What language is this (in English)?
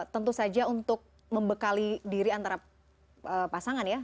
Indonesian